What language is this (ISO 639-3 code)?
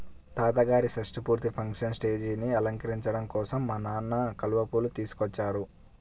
tel